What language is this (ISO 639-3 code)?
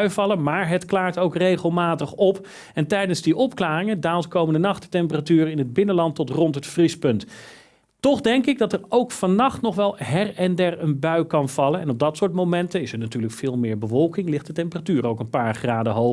nld